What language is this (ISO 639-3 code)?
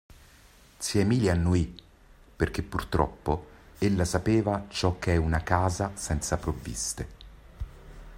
ita